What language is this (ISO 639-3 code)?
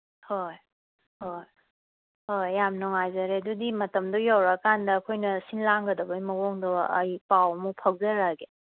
mni